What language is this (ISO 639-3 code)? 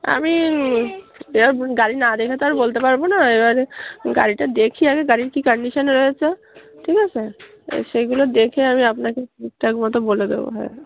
ben